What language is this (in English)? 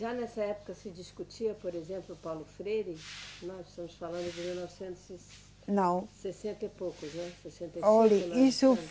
Portuguese